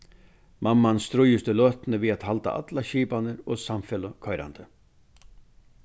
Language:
Faroese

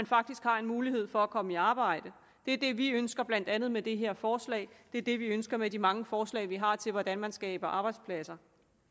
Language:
Danish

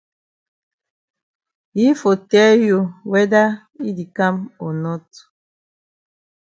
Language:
Cameroon Pidgin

